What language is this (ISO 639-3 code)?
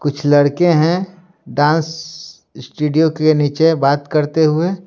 hin